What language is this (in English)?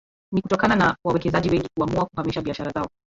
Swahili